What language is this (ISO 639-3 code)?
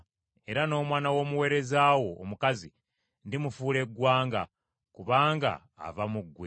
lug